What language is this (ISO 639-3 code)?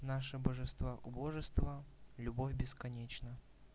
rus